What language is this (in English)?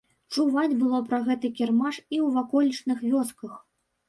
Belarusian